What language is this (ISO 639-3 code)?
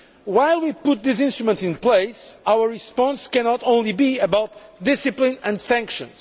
eng